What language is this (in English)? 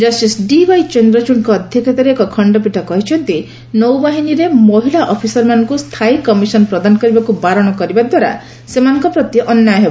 Odia